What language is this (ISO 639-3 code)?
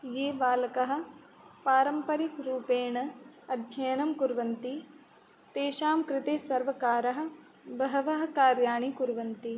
san